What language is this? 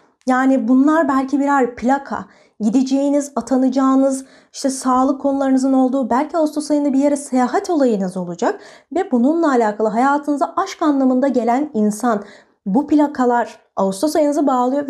Turkish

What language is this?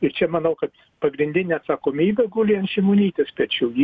Lithuanian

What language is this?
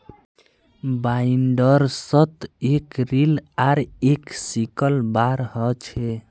Magahi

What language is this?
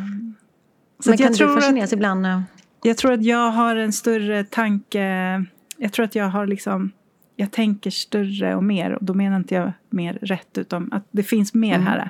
Swedish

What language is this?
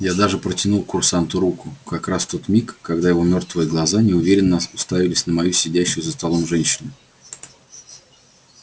Russian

